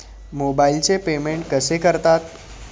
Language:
Marathi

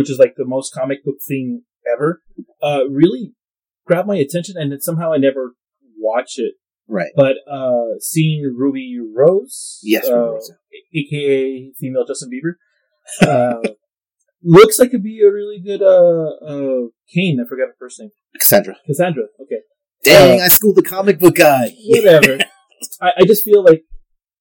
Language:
English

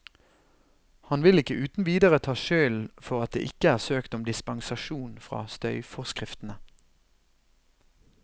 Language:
Norwegian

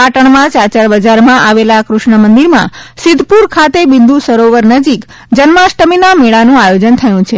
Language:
Gujarati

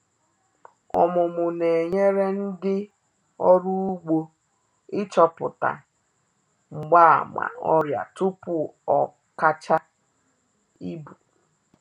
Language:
Igbo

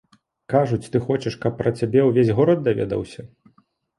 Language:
Belarusian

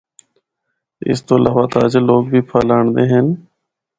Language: Northern Hindko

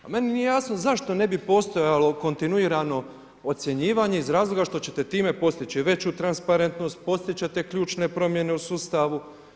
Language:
Croatian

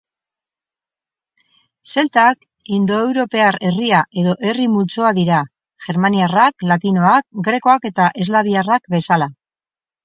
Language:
Basque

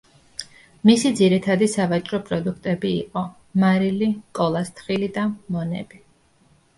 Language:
Georgian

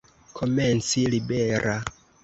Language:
Esperanto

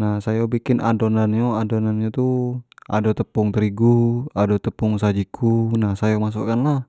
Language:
Jambi Malay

